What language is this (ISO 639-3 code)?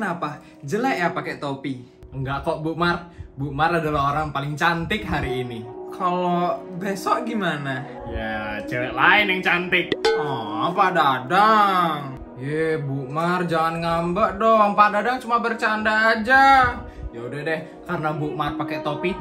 ind